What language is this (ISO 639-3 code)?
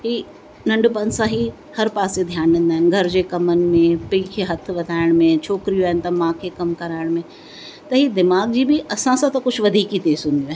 snd